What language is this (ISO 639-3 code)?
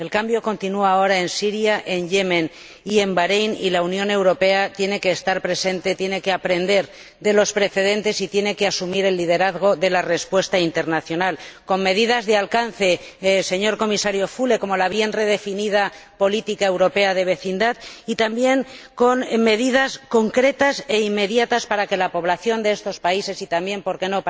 spa